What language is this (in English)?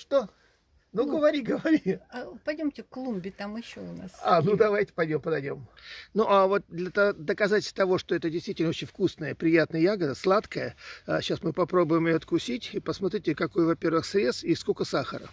Russian